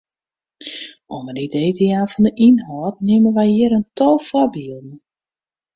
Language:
Western Frisian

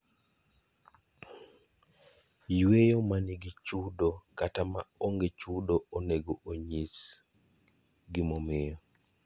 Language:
Luo (Kenya and Tanzania)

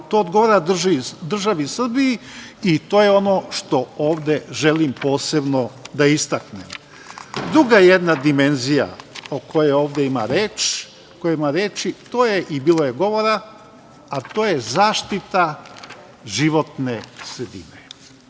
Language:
Serbian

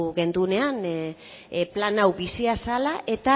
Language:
Basque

